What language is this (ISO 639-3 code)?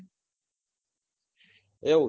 guj